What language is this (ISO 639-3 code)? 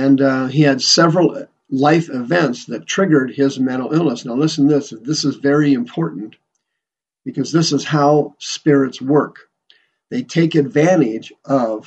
eng